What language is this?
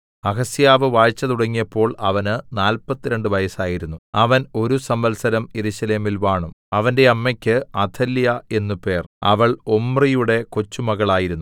Malayalam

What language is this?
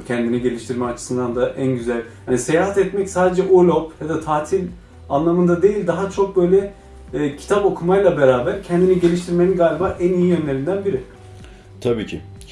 Turkish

